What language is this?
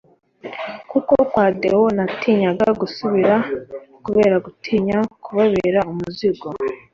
Kinyarwanda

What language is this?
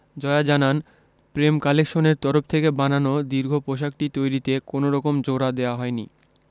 Bangla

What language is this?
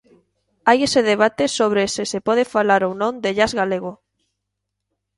Galician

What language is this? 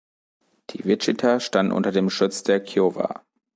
German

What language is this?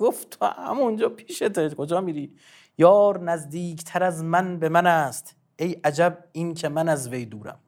Persian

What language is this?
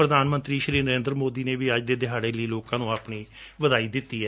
Punjabi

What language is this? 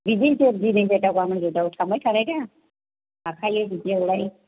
Bodo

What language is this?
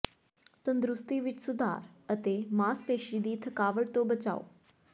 Punjabi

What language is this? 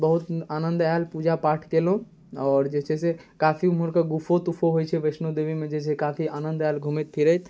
Maithili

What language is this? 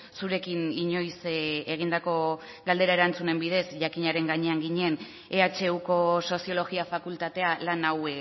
Basque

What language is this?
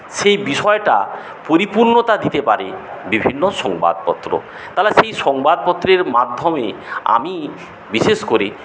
Bangla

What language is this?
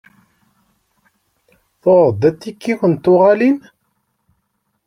Kabyle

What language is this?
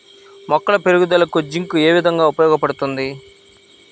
Telugu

